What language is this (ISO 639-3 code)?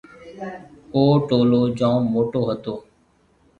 mve